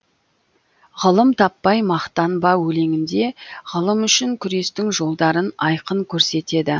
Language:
Kazakh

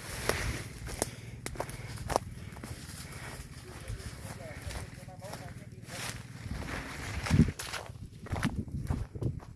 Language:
Vietnamese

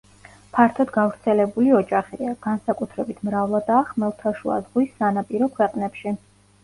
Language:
Georgian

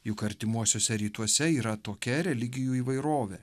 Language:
Lithuanian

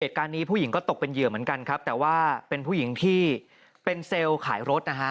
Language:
Thai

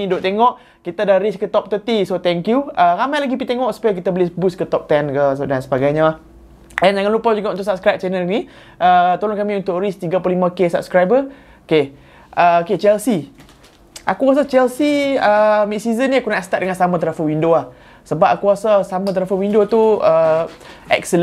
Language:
Malay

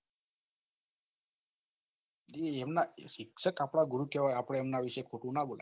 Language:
Gujarati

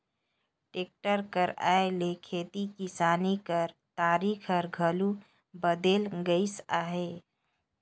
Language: Chhattisgarhi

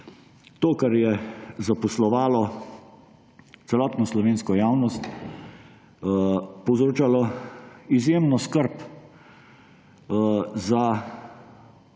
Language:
Slovenian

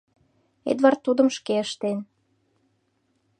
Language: Mari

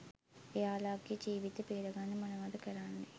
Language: Sinhala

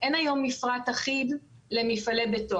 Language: Hebrew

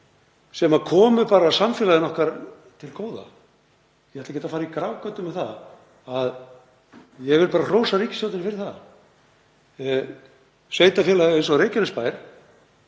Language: Icelandic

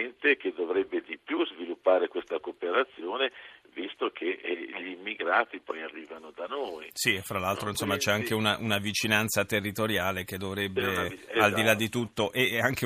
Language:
Italian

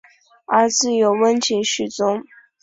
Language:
Chinese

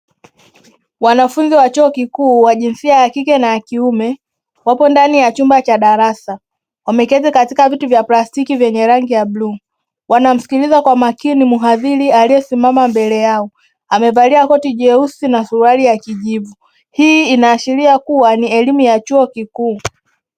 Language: Swahili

